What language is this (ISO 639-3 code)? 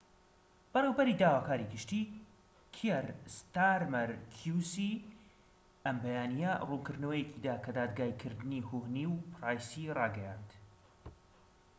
ckb